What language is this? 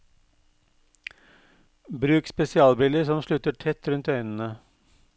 Norwegian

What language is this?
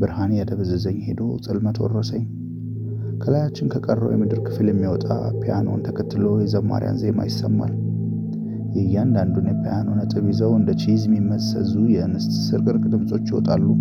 Amharic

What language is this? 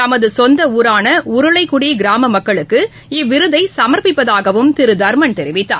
Tamil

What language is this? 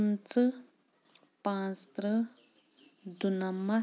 Kashmiri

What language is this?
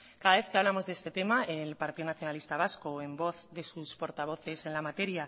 Spanish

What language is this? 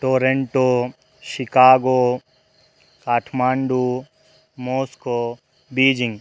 Sanskrit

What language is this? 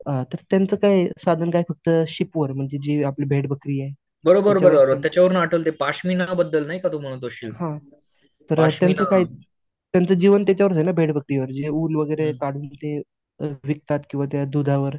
Marathi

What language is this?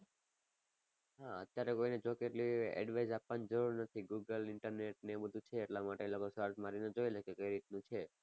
Gujarati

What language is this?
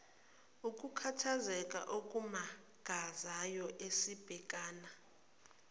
Zulu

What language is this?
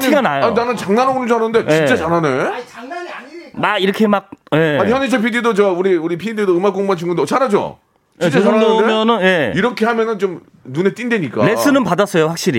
Korean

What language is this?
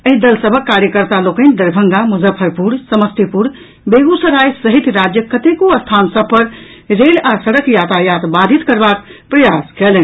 Maithili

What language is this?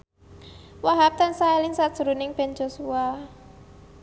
Javanese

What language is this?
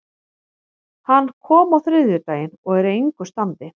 Icelandic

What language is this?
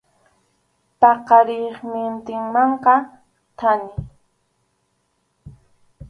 Arequipa-La Unión Quechua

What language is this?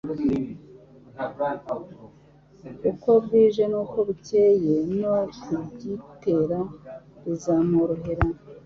Kinyarwanda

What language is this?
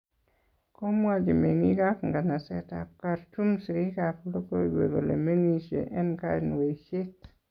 Kalenjin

